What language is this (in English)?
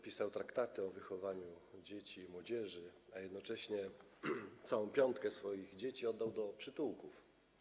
Polish